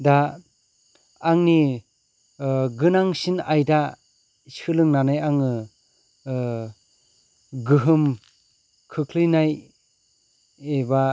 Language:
Bodo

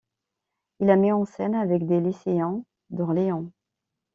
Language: French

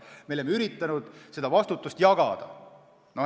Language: Estonian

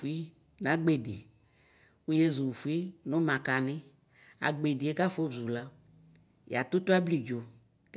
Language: Ikposo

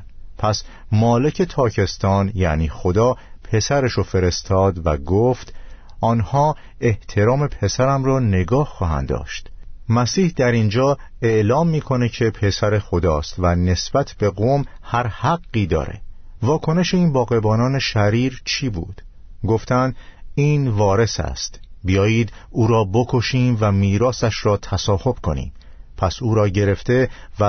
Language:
Persian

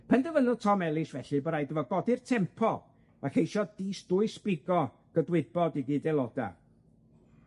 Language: Welsh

